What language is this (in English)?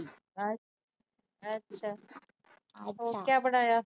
Punjabi